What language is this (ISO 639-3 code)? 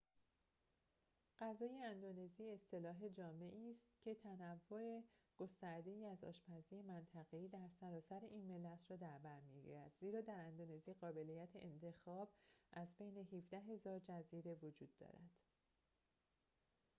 fas